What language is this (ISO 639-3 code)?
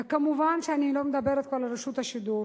heb